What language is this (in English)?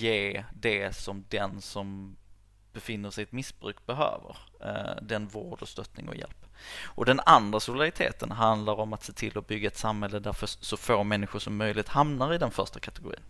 Swedish